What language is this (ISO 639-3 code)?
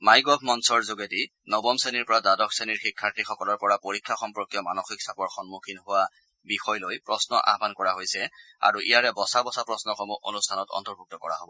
asm